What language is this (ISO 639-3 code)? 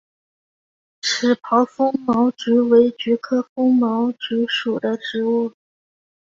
zho